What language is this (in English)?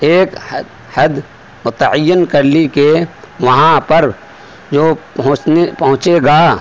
Urdu